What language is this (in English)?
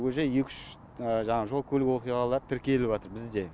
Kazakh